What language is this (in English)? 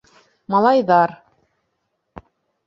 Bashkir